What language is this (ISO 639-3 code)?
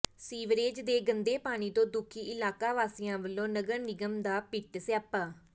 pan